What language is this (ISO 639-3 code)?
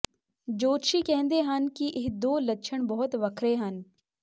pan